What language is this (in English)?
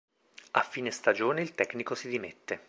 Italian